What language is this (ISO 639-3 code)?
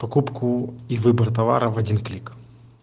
rus